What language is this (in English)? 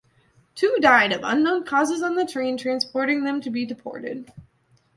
English